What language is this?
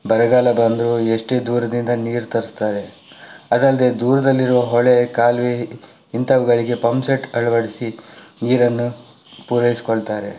Kannada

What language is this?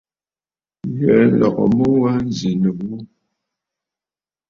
Bafut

